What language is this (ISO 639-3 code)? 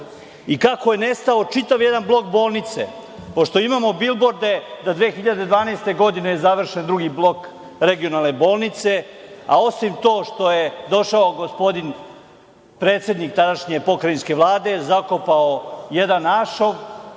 srp